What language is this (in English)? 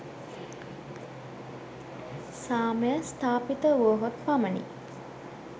Sinhala